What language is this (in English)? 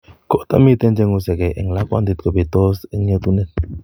Kalenjin